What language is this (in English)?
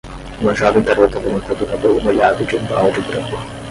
Portuguese